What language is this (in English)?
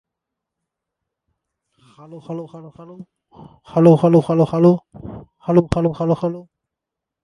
English